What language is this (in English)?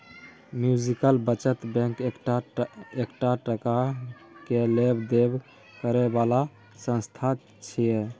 Maithili